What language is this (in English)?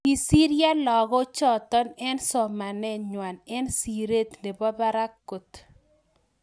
Kalenjin